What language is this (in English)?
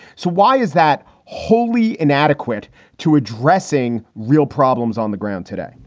English